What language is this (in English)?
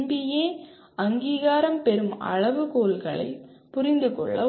Tamil